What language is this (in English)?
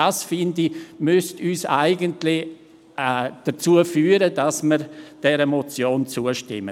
Swiss German